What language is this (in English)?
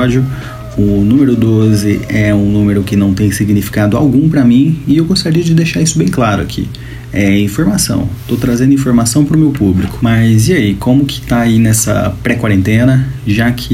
Portuguese